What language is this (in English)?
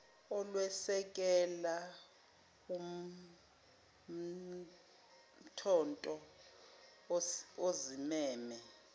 Zulu